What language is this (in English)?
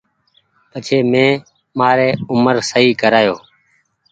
Goaria